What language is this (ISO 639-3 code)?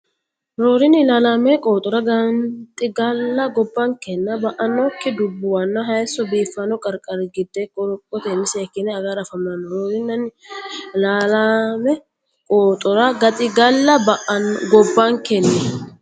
sid